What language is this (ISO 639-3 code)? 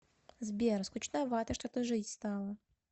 rus